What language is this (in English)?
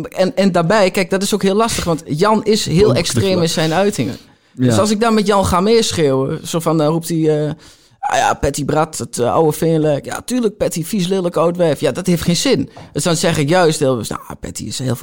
Dutch